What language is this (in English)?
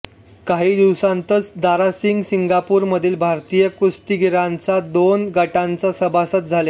Marathi